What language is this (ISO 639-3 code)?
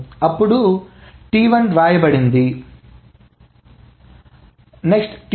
tel